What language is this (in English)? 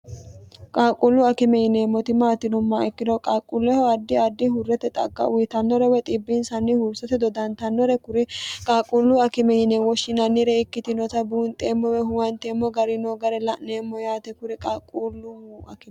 Sidamo